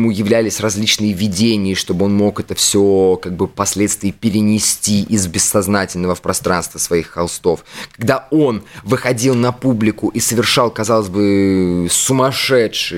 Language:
Russian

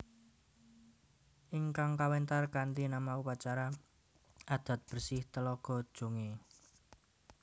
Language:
Javanese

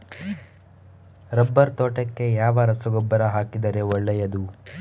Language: Kannada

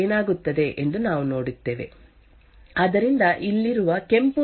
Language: Kannada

